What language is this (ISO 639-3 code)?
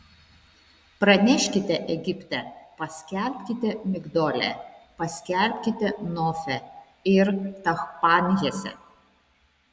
lit